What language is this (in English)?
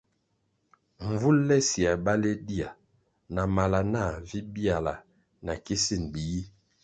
Kwasio